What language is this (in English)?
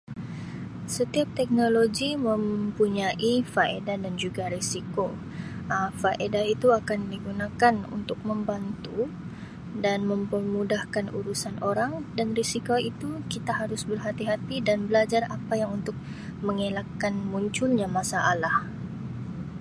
Sabah Malay